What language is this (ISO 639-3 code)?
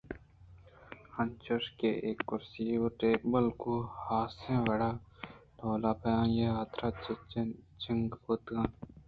bgp